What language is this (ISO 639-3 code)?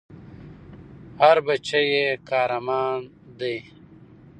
pus